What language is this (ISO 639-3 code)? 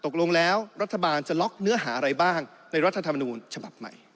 tha